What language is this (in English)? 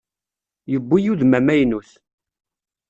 Kabyle